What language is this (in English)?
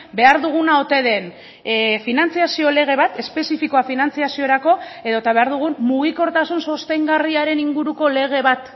Basque